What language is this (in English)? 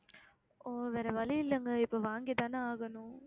Tamil